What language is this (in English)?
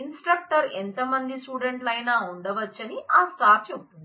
Telugu